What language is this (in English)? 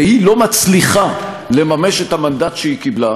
Hebrew